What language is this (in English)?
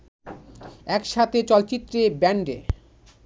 Bangla